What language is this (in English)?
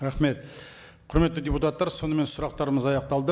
Kazakh